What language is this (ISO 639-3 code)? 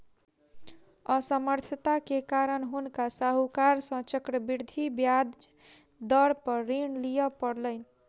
mai